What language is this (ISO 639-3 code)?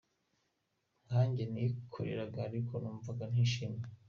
kin